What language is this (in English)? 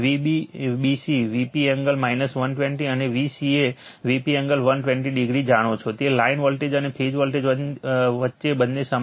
Gujarati